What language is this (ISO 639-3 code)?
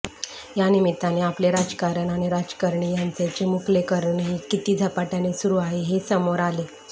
mar